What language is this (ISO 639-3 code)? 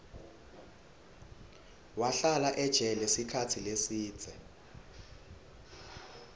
ssw